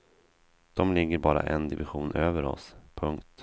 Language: Swedish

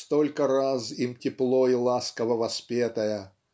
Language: Russian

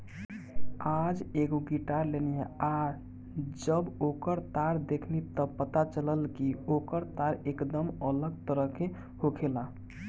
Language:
Bhojpuri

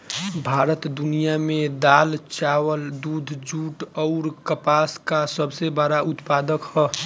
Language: Bhojpuri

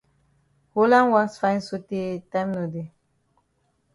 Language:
Cameroon Pidgin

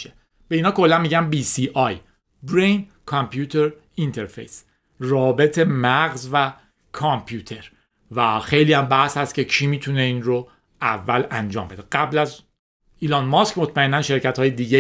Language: Persian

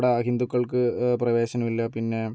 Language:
Malayalam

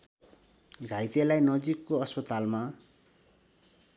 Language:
Nepali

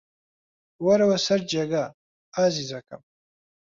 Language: Central Kurdish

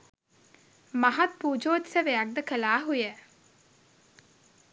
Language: Sinhala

